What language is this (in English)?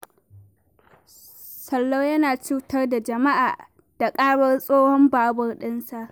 Hausa